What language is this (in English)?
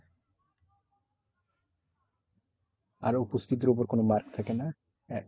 Bangla